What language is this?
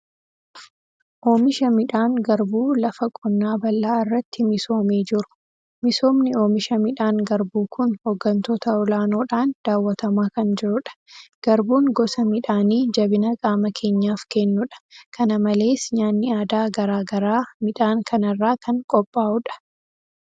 Oromo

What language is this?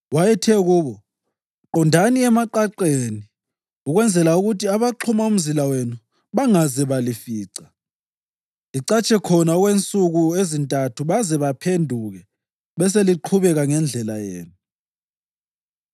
North Ndebele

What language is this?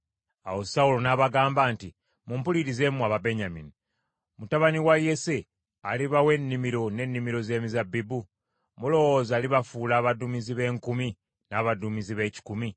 Ganda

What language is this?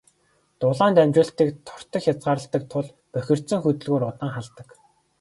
Mongolian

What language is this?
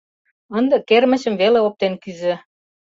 Mari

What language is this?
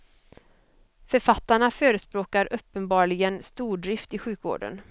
Swedish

